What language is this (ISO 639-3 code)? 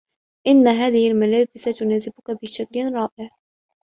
ara